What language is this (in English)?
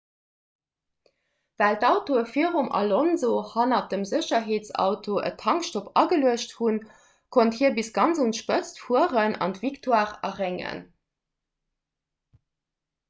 Luxembourgish